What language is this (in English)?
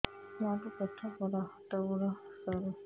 Odia